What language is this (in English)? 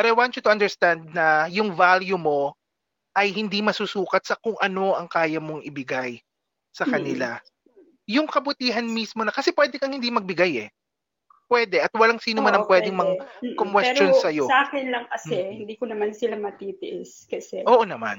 Filipino